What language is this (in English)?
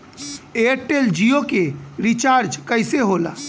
Bhojpuri